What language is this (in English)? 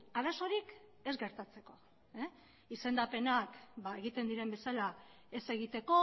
Basque